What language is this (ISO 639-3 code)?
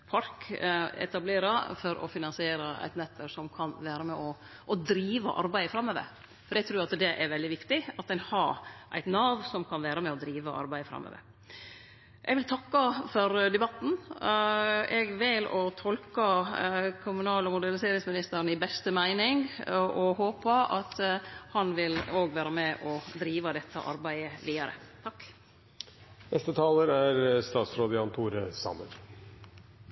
nor